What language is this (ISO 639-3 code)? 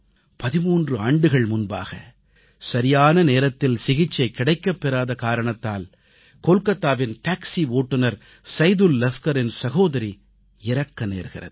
tam